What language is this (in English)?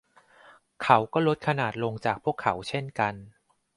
Thai